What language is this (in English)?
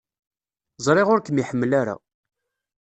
Kabyle